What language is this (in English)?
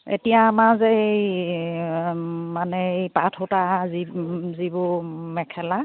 Assamese